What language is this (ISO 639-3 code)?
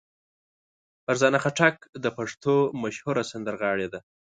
pus